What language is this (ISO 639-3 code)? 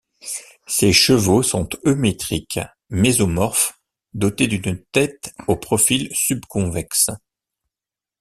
fra